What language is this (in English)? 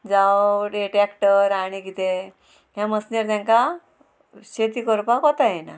Konkani